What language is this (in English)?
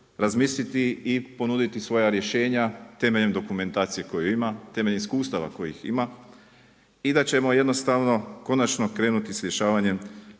Croatian